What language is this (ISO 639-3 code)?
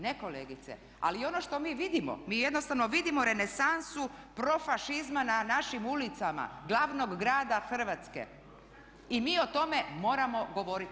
hrv